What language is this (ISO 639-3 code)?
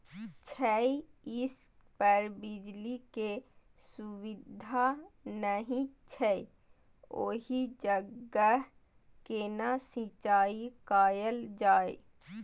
mai